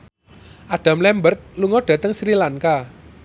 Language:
Javanese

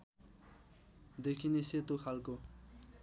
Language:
Nepali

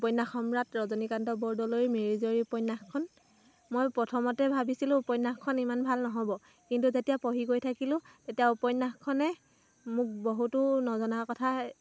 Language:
Assamese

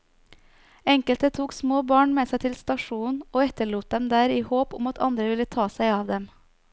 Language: Norwegian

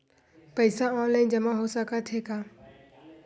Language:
Chhattisgarhi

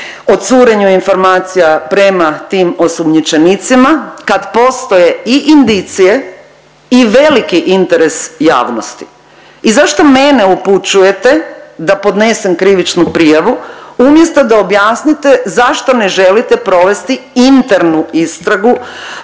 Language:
Croatian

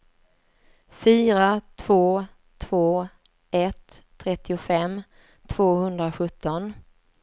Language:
Swedish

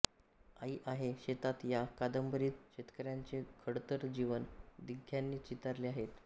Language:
Marathi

